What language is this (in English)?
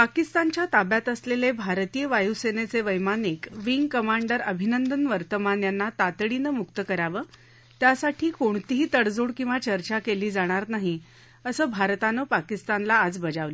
Marathi